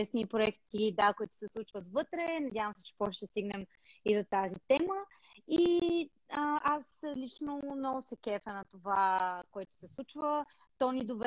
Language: Bulgarian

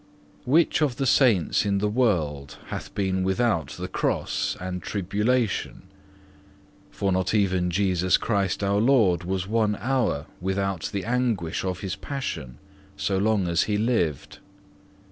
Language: English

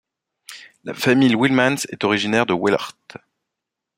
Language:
French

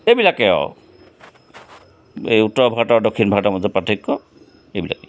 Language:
Assamese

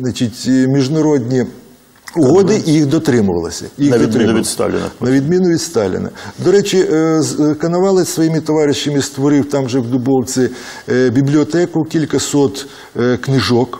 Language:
Ukrainian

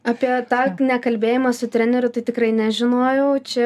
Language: Lithuanian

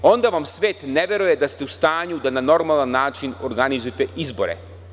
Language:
Serbian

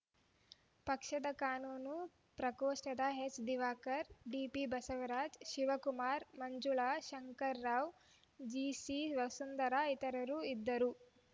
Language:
Kannada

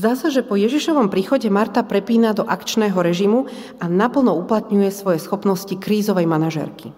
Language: Slovak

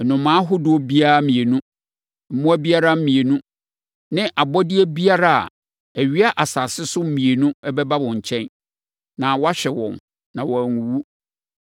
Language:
Akan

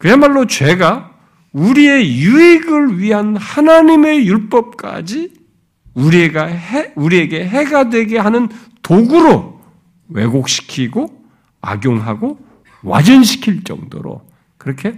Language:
Korean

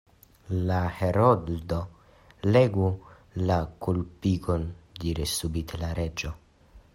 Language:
Esperanto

